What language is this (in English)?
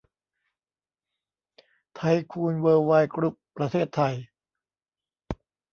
Thai